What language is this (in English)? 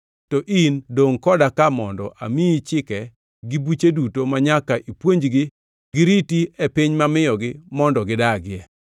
Luo (Kenya and Tanzania)